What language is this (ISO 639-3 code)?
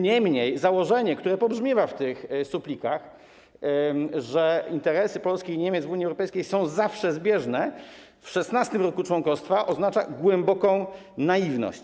pol